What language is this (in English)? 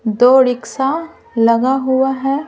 Hindi